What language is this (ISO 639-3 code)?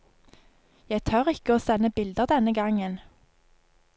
nor